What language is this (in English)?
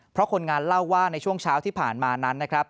Thai